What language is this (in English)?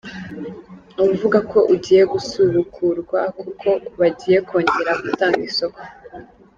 Kinyarwanda